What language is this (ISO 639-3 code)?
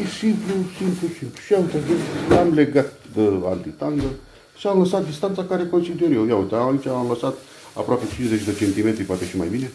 ron